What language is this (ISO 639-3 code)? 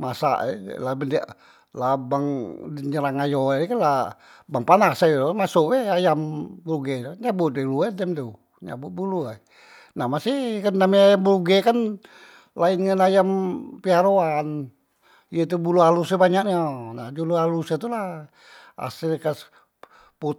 mui